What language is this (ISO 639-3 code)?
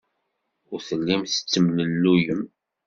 kab